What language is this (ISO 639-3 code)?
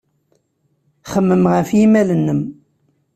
kab